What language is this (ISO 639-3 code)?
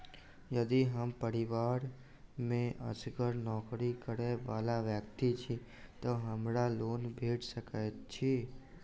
mai